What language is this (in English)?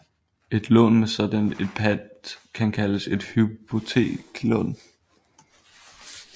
Danish